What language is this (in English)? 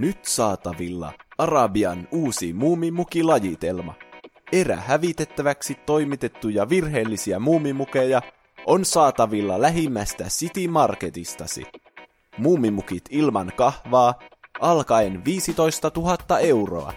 Finnish